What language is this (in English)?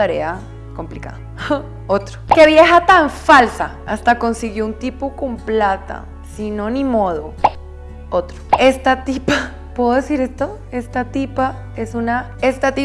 Spanish